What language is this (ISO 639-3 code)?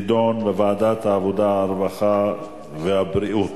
heb